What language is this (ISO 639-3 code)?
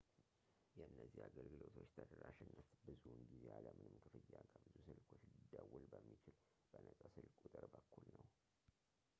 amh